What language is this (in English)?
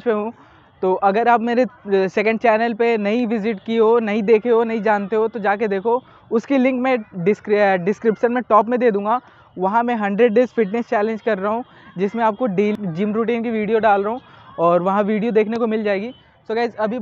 Hindi